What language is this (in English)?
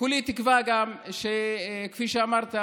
Hebrew